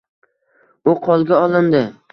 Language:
Uzbek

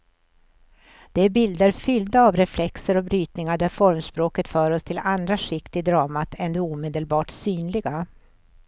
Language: Swedish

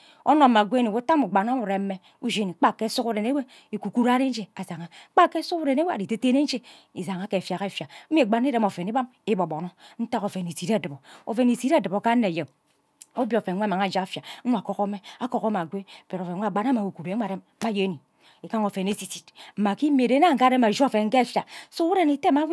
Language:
Ubaghara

